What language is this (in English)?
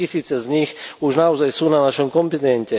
Slovak